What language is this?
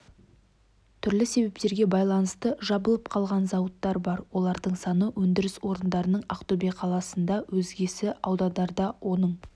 Kazakh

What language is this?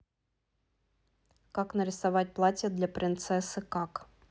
Russian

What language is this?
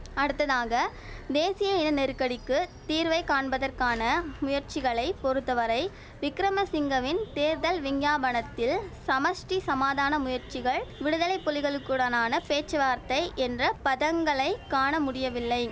Tamil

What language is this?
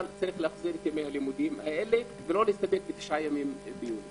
Hebrew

